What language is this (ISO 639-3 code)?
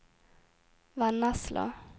nor